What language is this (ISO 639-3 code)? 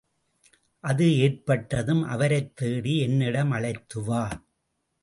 tam